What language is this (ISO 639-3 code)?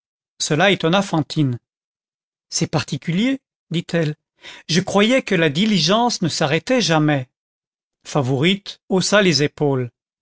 fra